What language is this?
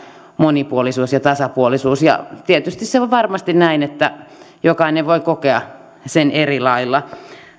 Finnish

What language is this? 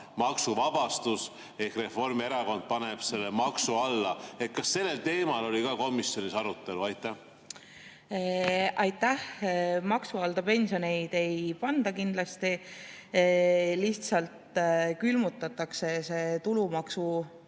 Estonian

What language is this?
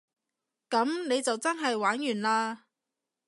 Cantonese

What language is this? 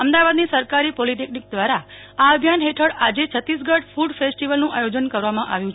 Gujarati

